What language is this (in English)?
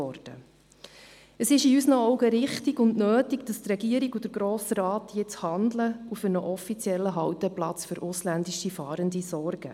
Swiss German